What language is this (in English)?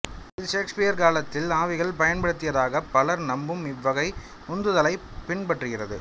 Tamil